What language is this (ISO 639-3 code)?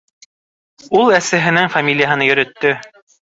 bak